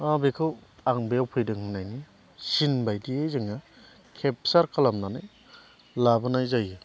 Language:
Bodo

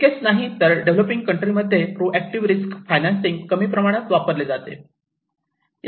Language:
Marathi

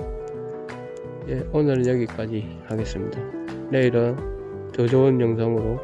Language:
Korean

